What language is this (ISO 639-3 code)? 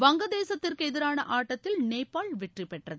tam